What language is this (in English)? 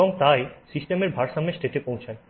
Bangla